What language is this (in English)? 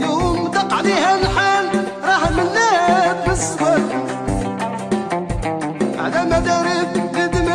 Arabic